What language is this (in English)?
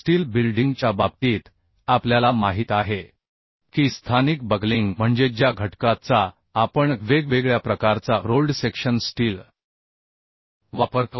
Marathi